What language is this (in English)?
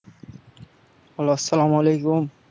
Bangla